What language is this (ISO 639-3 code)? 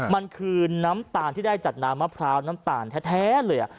tha